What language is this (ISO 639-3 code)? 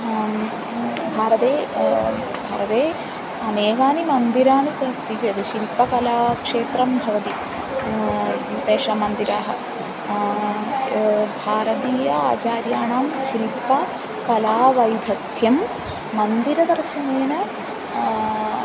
san